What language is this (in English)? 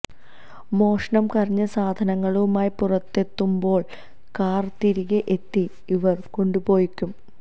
Malayalam